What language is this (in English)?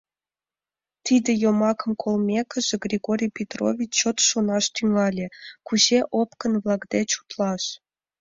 Mari